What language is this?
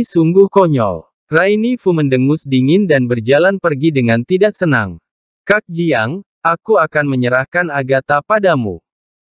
Indonesian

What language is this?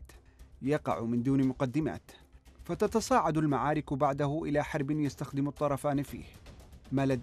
Arabic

